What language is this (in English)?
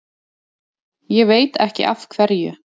Icelandic